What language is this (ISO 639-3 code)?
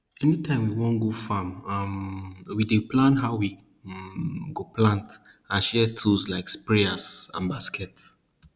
pcm